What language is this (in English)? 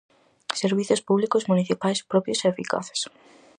Galician